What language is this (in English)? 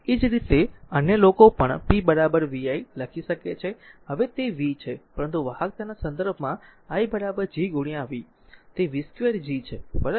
Gujarati